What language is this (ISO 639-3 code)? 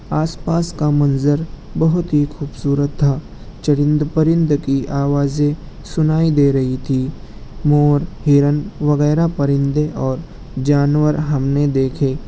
urd